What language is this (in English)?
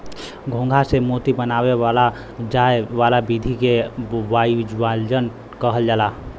Bhojpuri